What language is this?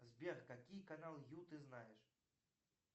Russian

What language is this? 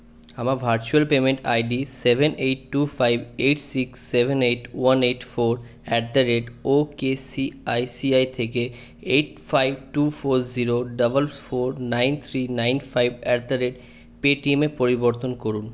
Bangla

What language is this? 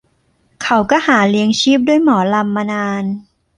Thai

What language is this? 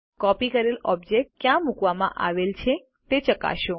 Gujarati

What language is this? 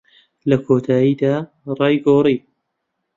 Central Kurdish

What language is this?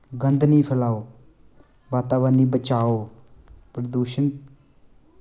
Dogri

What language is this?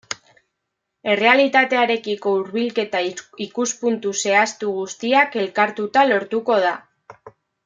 Basque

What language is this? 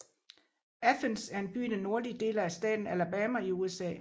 Danish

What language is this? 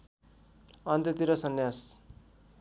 Nepali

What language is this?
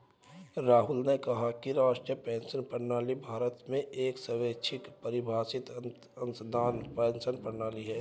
Hindi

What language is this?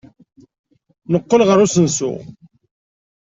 Kabyle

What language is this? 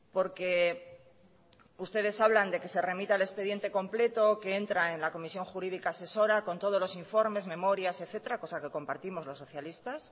Spanish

